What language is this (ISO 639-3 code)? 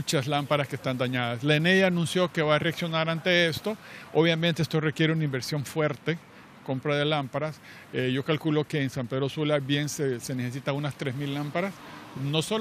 spa